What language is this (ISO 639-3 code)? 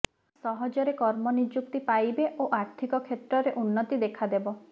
ori